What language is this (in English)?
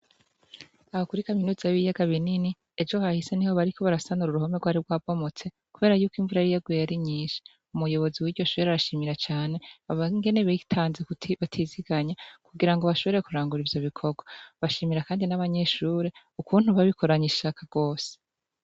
Rundi